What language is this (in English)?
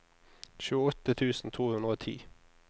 Norwegian